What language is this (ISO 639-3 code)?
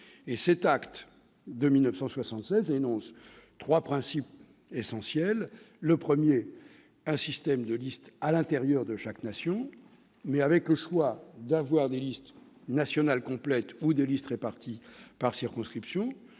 fra